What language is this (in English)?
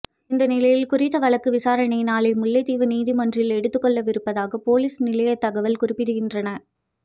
Tamil